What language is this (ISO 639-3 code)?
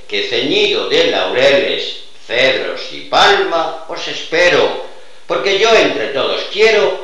spa